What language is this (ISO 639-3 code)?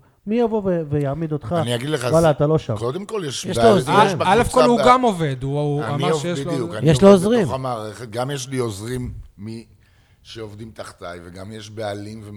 heb